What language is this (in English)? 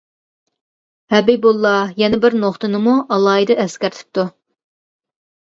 Uyghur